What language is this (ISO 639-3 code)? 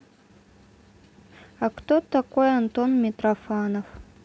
rus